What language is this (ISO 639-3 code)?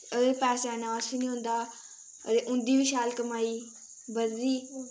doi